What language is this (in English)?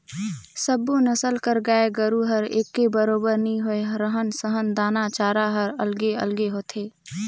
Chhattisgarhi